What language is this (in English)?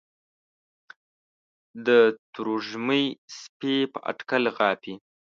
Pashto